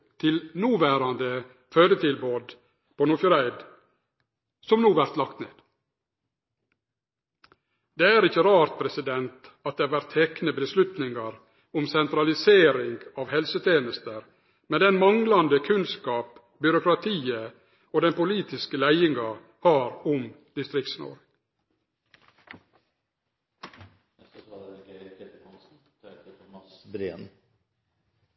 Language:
Norwegian Nynorsk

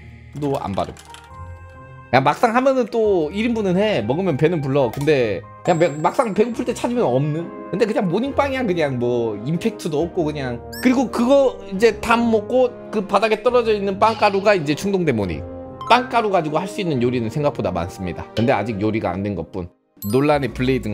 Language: Korean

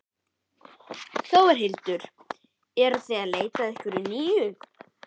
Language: Icelandic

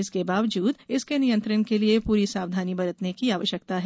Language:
Hindi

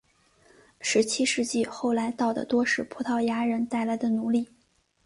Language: Chinese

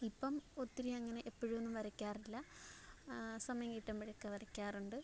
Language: Malayalam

